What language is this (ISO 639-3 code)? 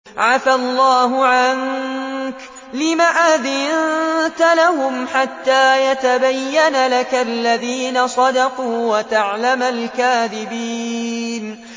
ara